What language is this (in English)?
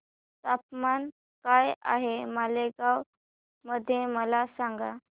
Marathi